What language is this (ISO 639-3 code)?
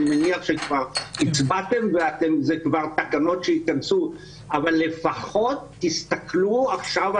heb